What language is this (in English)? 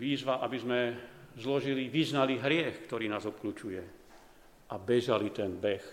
Slovak